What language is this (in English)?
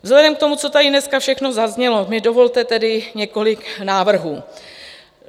Czech